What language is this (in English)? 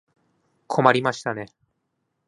Japanese